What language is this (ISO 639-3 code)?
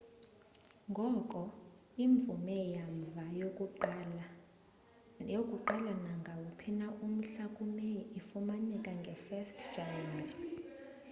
xho